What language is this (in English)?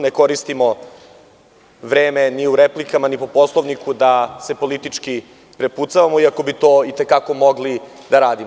Serbian